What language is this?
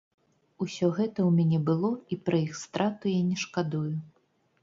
Belarusian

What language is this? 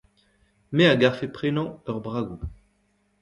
Breton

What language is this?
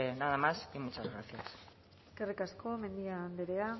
Basque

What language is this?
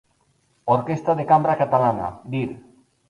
Spanish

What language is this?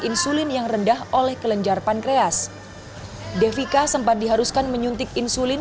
Indonesian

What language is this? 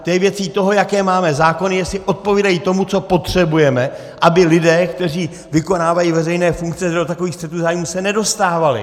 Czech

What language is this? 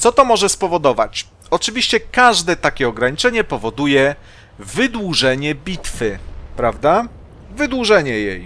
Polish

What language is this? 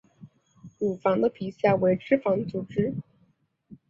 Chinese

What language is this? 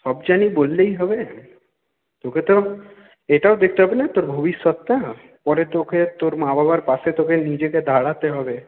Bangla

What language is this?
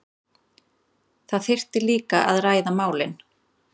Icelandic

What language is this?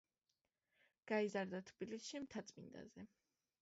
Georgian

